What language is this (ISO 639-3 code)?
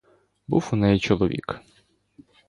ukr